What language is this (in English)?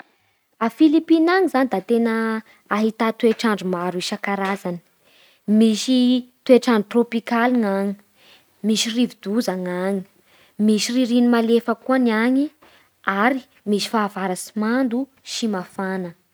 Bara Malagasy